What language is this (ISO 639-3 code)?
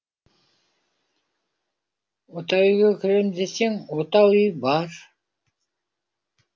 kaz